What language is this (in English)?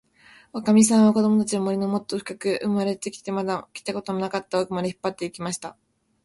Japanese